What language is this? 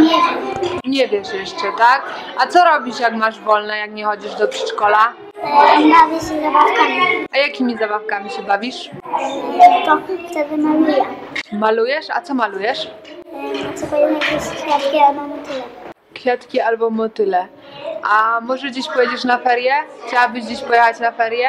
Polish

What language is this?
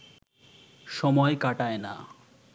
Bangla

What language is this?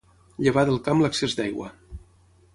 Catalan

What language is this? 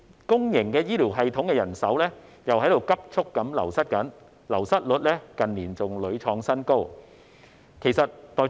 Cantonese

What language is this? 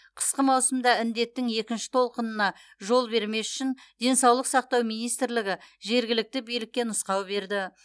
Kazakh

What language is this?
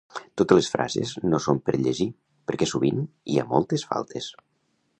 Catalan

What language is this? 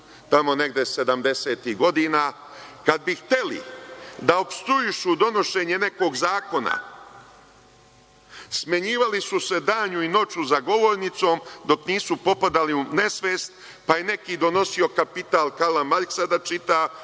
Serbian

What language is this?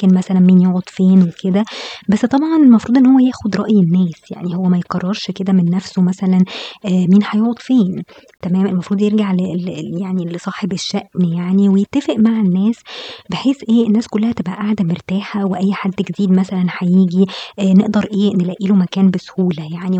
Arabic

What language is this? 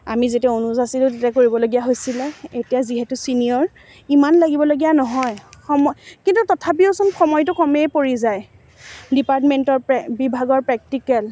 Assamese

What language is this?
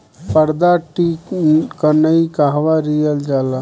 Bhojpuri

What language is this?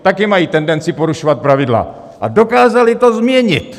Czech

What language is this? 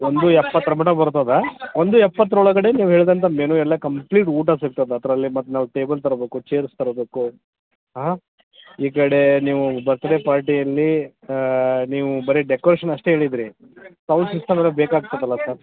Kannada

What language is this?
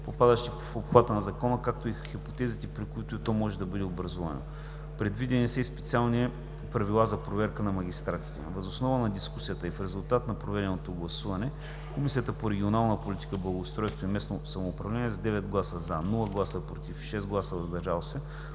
Bulgarian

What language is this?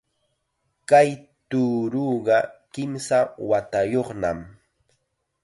Chiquián Ancash Quechua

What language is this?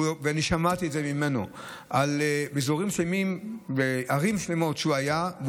Hebrew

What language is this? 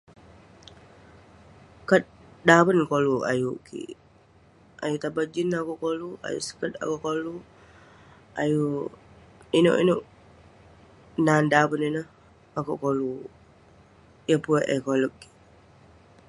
Western Penan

